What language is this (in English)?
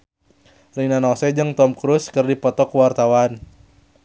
Sundanese